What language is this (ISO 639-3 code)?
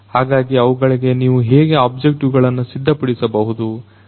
kan